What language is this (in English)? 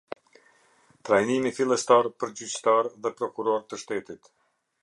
Albanian